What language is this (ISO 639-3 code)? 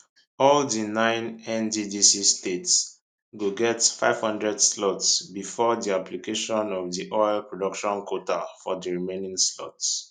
pcm